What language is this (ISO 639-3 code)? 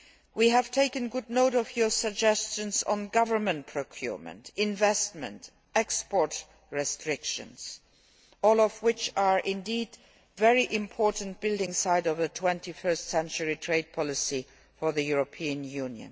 eng